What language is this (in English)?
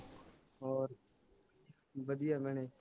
Punjabi